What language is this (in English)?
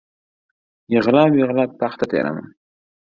Uzbek